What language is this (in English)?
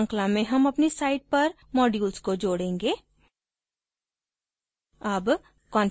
Hindi